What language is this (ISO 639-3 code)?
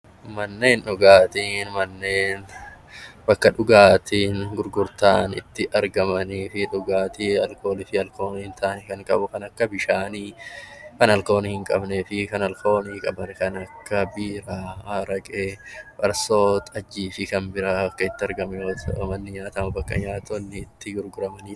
orm